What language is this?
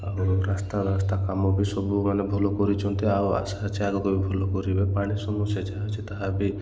Odia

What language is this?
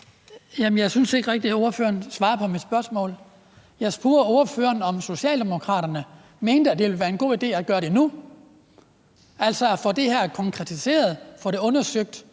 Danish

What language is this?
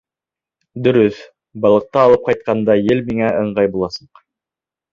Bashkir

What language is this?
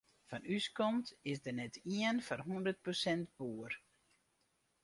Western Frisian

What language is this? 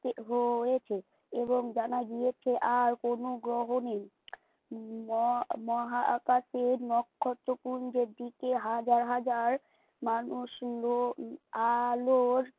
Bangla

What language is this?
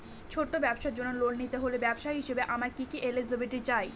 Bangla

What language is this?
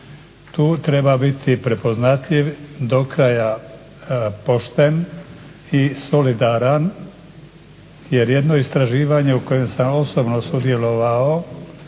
Croatian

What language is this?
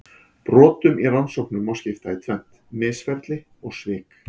Icelandic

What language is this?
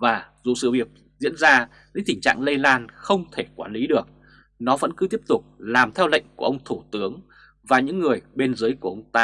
Vietnamese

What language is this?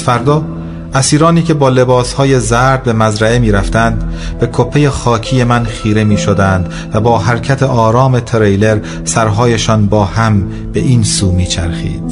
Persian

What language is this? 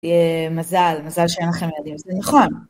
Hebrew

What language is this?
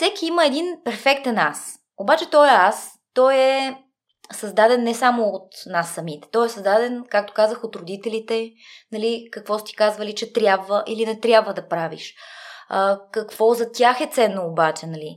Bulgarian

